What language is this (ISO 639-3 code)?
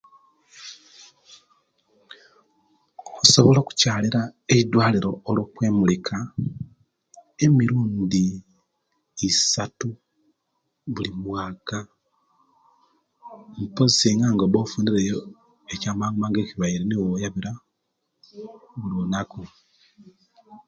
lke